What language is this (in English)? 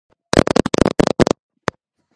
Georgian